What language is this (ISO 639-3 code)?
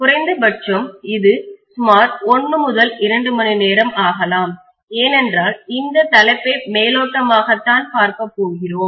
tam